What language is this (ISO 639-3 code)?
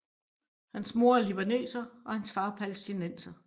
dan